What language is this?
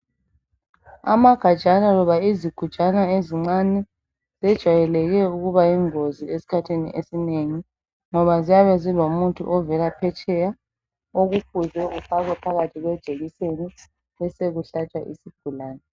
North Ndebele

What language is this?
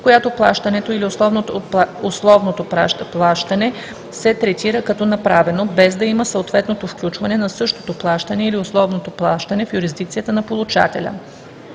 Bulgarian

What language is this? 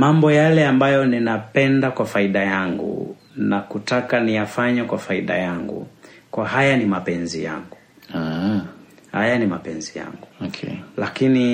Swahili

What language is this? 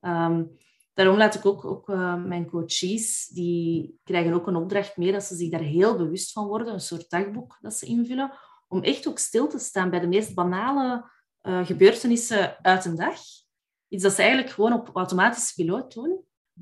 Dutch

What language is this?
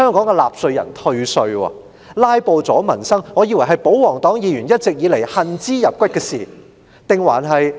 Cantonese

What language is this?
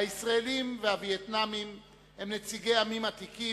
Hebrew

